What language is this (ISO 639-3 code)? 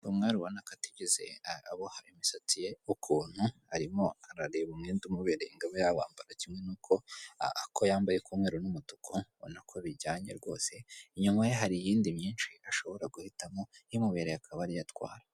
kin